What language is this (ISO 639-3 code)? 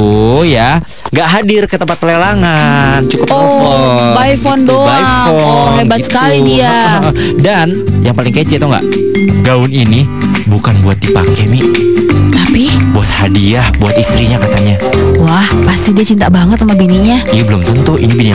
ind